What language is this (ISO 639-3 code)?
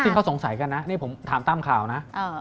tha